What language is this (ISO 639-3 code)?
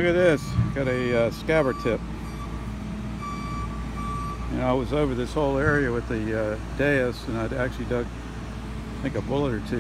eng